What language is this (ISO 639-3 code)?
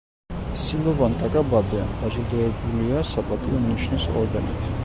kat